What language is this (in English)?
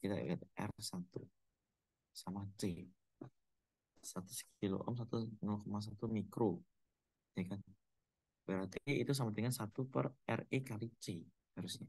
Indonesian